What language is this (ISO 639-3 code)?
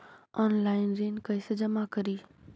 mag